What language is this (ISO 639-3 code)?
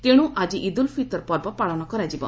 ori